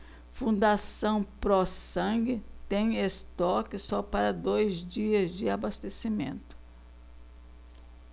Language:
Portuguese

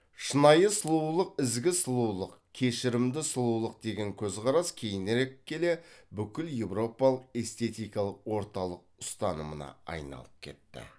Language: Kazakh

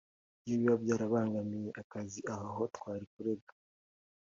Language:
Kinyarwanda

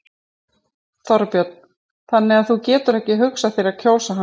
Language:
Icelandic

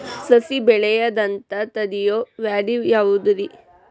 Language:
Kannada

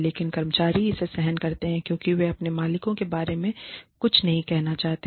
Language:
Hindi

